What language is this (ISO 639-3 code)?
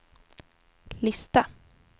swe